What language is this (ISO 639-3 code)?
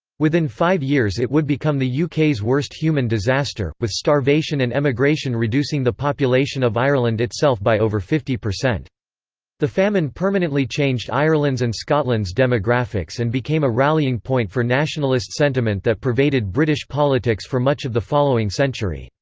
eng